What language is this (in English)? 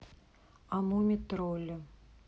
Russian